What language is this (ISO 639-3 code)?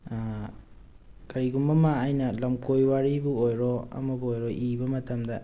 mni